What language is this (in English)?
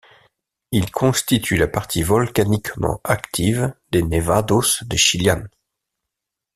French